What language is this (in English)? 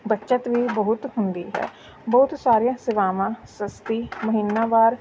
Punjabi